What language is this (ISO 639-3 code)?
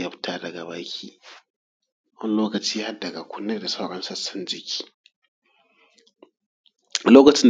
hau